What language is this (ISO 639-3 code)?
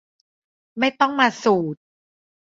tha